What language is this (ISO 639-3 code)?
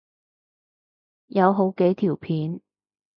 yue